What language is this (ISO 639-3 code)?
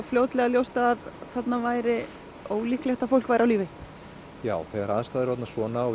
isl